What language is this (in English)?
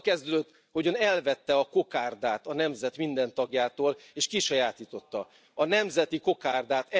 Hungarian